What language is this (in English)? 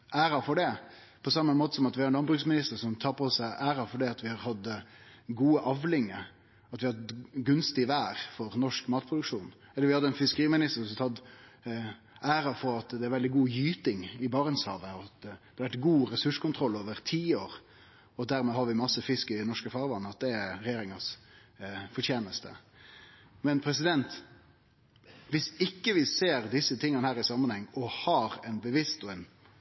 Norwegian Nynorsk